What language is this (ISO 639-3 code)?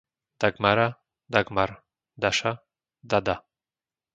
slk